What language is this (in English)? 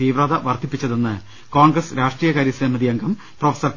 Malayalam